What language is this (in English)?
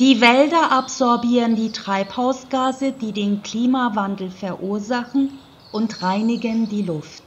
German